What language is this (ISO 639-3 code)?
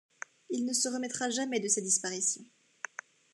fra